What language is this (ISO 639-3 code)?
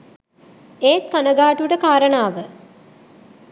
sin